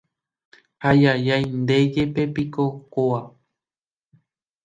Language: Guarani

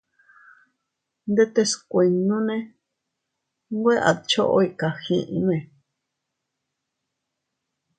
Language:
Teutila Cuicatec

